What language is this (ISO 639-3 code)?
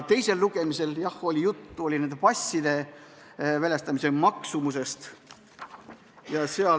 est